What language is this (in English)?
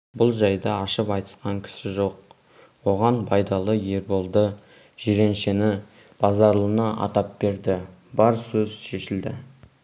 Kazakh